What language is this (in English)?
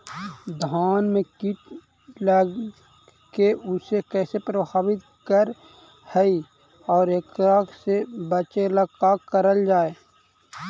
Magahi